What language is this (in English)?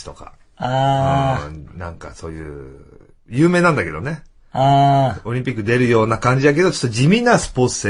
Japanese